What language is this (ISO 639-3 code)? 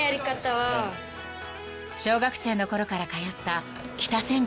jpn